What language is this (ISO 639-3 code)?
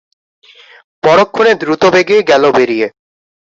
ben